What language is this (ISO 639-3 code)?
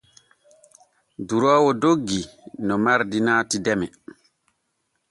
fue